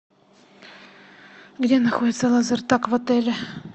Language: Russian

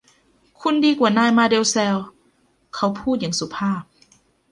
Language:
Thai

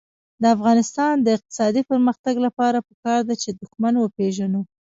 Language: Pashto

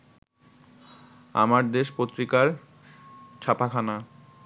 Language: Bangla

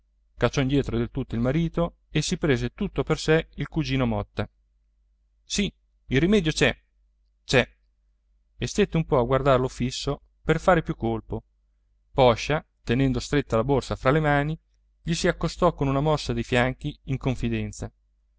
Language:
Italian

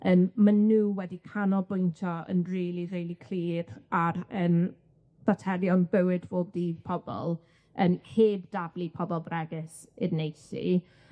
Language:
Welsh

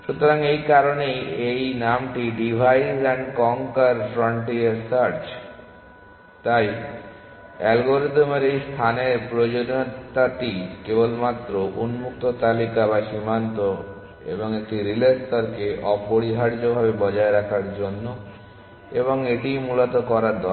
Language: Bangla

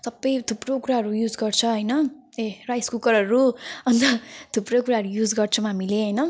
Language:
Nepali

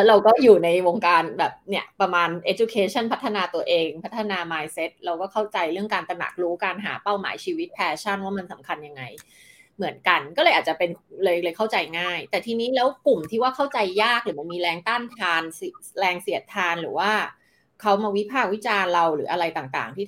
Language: Thai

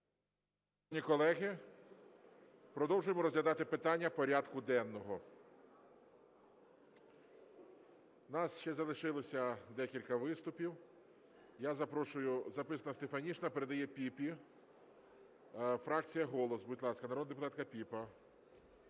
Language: Ukrainian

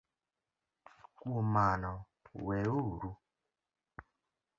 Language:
Luo (Kenya and Tanzania)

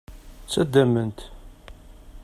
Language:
Kabyle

